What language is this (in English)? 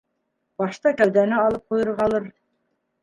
Bashkir